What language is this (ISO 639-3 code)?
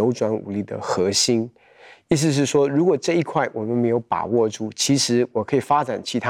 zho